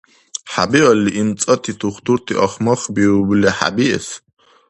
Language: Dargwa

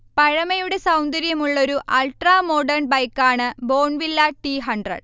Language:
Malayalam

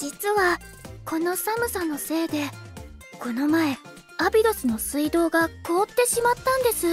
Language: Japanese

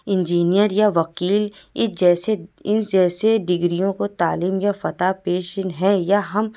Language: Urdu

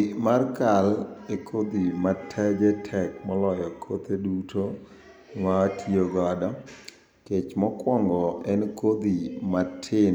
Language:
Luo (Kenya and Tanzania)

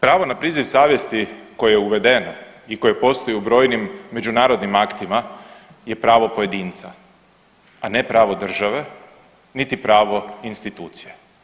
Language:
Croatian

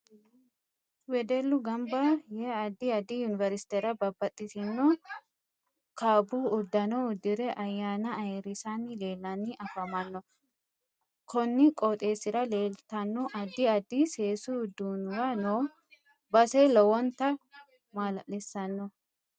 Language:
Sidamo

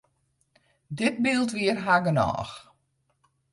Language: Western Frisian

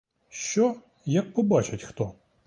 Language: Ukrainian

